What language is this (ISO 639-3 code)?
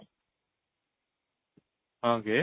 ori